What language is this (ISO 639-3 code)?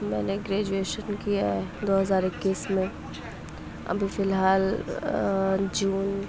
urd